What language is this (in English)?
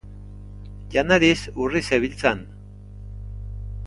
Basque